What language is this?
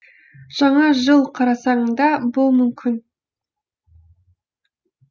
Kazakh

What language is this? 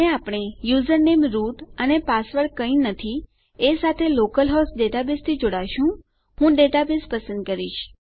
Gujarati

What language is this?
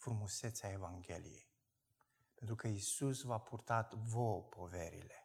Romanian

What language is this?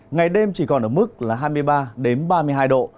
Vietnamese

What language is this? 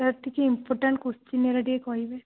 Odia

